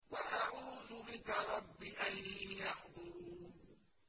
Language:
Arabic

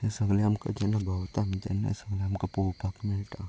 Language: Konkani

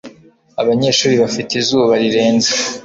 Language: Kinyarwanda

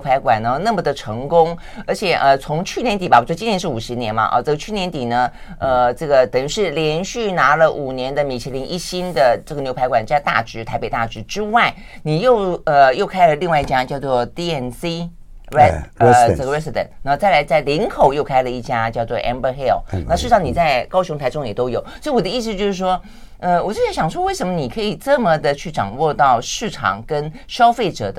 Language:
Chinese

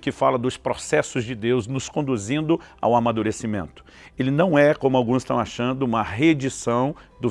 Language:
Portuguese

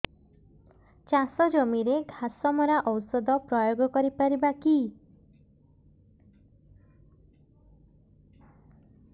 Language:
Odia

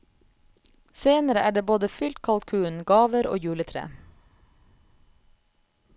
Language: Norwegian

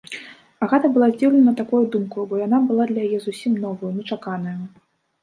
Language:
Belarusian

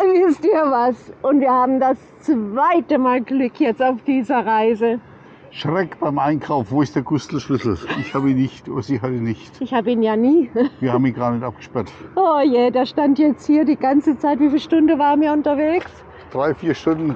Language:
German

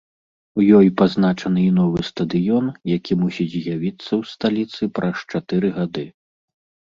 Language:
Belarusian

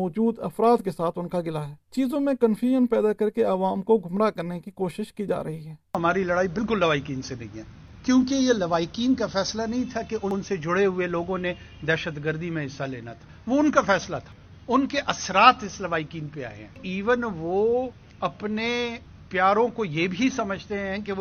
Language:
Urdu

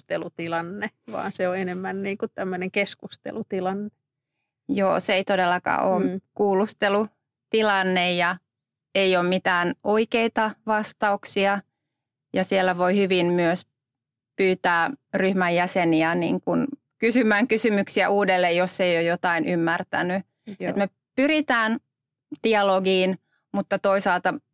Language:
Finnish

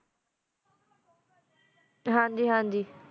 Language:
Punjabi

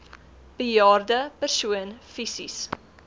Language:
Afrikaans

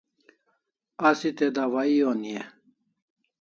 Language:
Kalasha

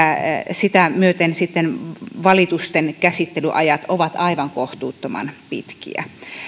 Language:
Finnish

